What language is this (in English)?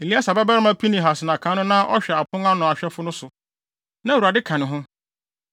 Akan